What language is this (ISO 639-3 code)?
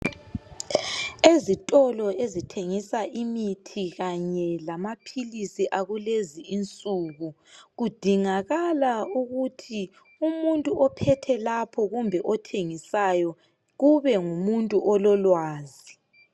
nde